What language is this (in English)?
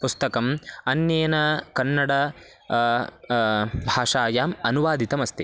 Sanskrit